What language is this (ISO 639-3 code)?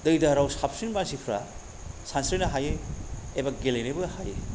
brx